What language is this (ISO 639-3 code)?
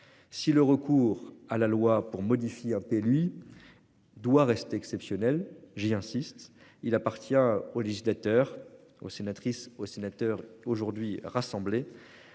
fra